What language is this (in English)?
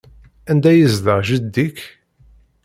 Kabyle